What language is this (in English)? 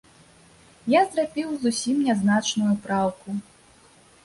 Belarusian